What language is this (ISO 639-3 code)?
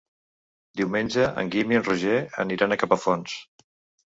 cat